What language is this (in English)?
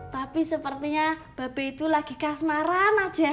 Indonesian